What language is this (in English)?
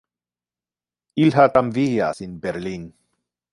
Interlingua